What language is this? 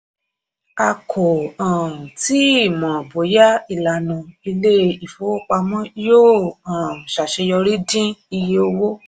Yoruba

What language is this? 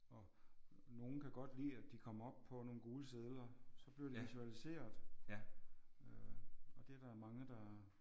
Danish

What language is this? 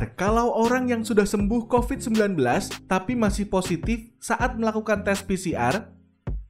Indonesian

